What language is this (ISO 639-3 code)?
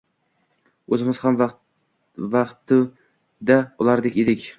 uzb